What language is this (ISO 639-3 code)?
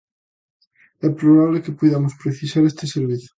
glg